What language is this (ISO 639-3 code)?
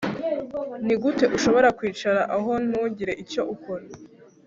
kin